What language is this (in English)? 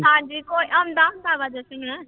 Punjabi